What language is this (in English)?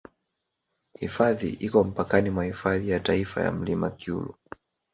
Swahili